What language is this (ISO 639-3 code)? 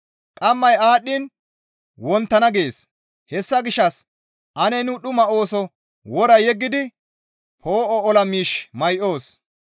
gmv